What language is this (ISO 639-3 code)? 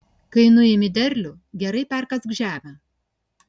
lit